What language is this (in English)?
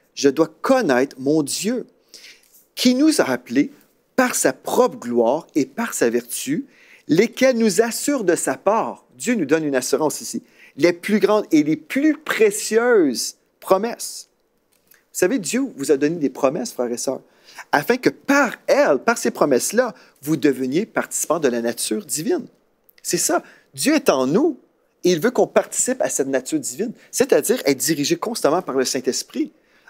French